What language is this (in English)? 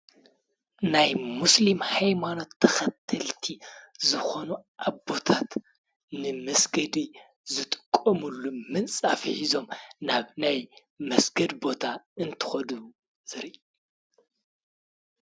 Tigrinya